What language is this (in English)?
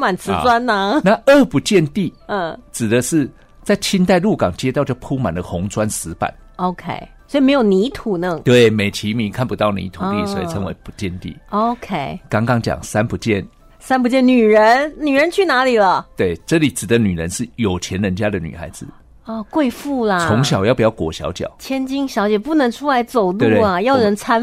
Chinese